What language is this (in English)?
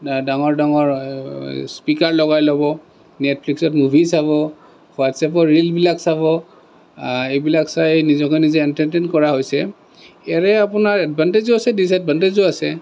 Assamese